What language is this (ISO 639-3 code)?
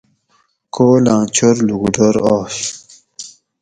gwc